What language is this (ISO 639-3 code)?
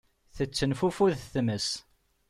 kab